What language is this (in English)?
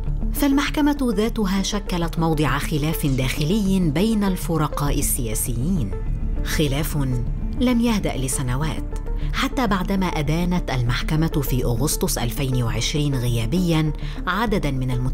Arabic